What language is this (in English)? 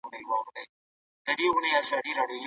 Pashto